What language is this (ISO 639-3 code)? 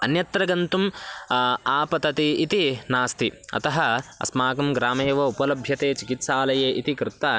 san